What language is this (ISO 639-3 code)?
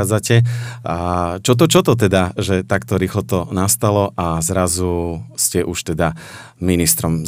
slk